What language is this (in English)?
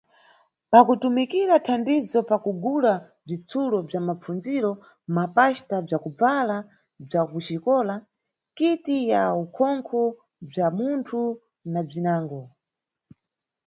Nyungwe